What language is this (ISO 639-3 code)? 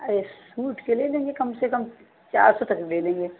hin